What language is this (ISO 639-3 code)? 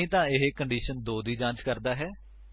pan